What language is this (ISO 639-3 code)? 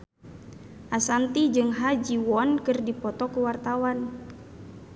sun